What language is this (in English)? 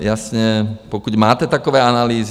Czech